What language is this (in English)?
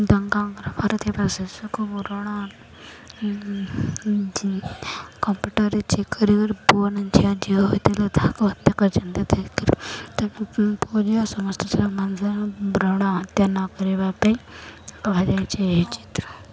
Odia